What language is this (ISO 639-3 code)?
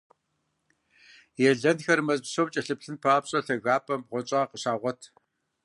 kbd